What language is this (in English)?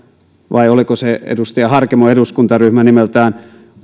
Finnish